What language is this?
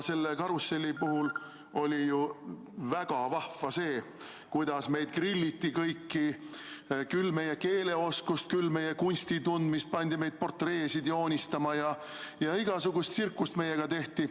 Estonian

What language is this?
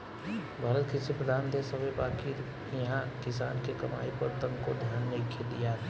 Bhojpuri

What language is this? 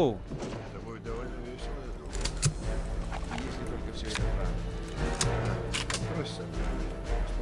Russian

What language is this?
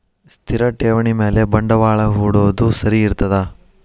Kannada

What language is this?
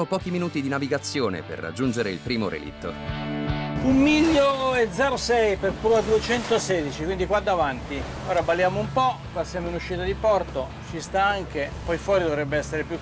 Italian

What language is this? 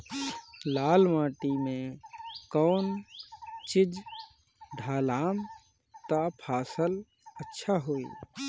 Bhojpuri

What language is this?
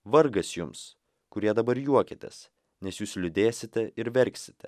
Lithuanian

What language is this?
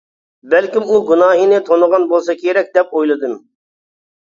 Uyghur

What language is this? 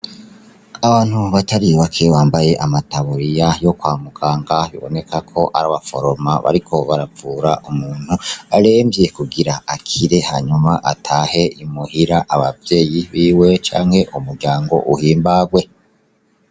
Rundi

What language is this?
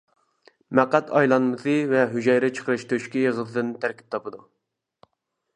Uyghur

